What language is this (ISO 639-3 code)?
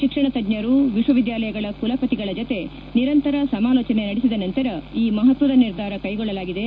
kan